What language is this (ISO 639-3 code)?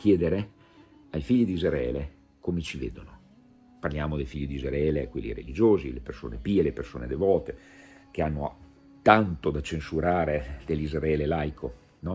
ita